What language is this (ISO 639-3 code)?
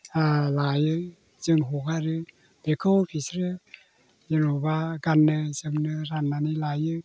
brx